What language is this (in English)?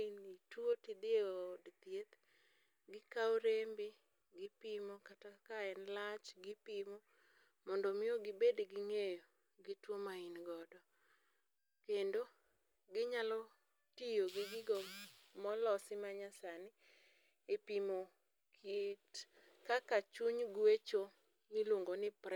Luo (Kenya and Tanzania)